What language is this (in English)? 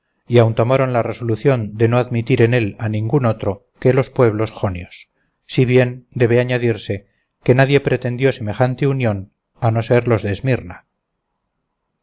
Spanish